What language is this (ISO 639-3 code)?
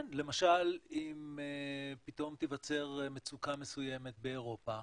heb